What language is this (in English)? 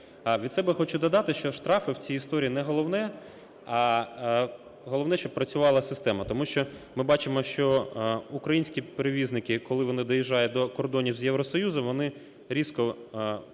Ukrainian